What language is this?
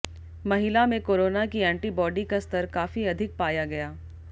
Hindi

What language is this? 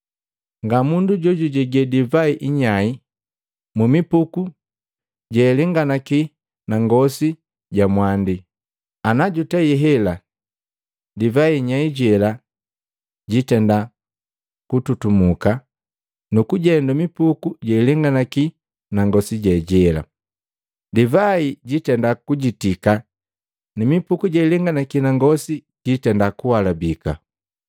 Matengo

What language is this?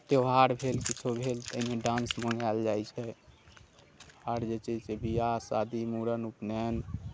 Maithili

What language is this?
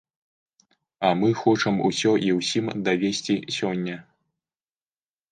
Belarusian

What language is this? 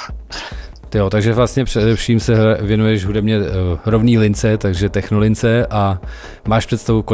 Czech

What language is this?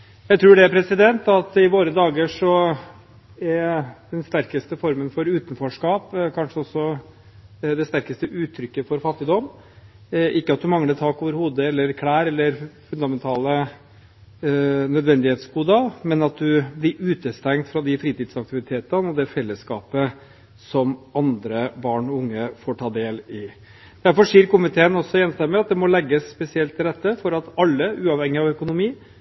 Norwegian Bokmål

